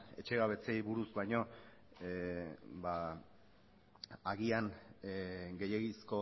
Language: Basque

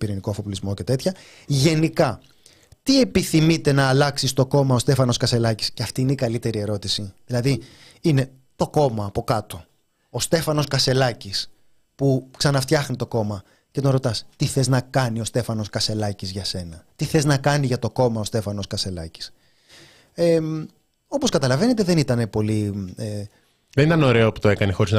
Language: Greek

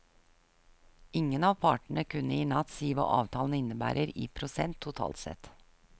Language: Norwegian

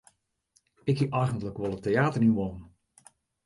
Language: Western Frisian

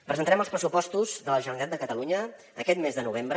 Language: Catalan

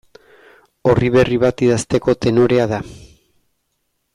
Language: Basque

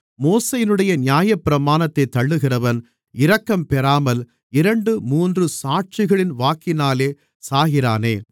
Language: Tamil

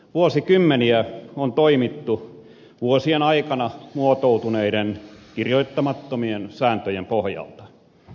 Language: Finnish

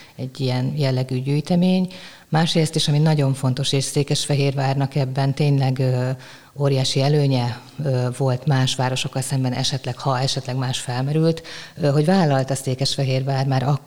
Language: Hungarian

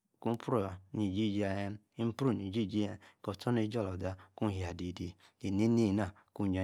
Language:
Yace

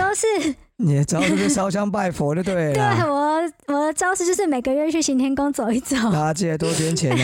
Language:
Chinese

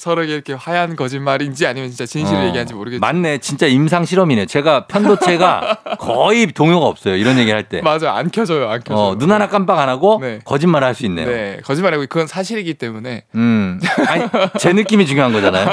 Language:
Korean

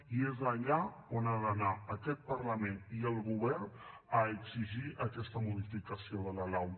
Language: Catalan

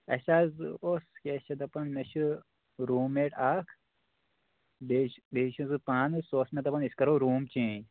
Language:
Kashmiri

